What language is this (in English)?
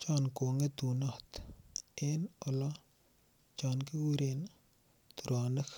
Kalenjin